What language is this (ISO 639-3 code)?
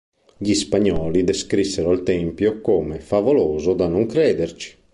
ita